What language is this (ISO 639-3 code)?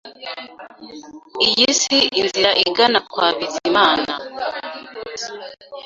kin